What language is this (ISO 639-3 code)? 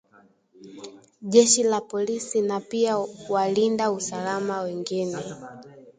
swa